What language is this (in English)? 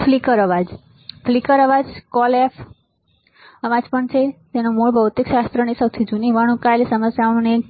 Gujarati